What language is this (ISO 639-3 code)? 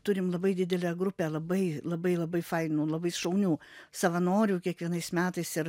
lit